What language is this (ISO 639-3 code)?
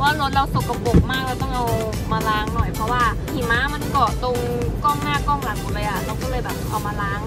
tha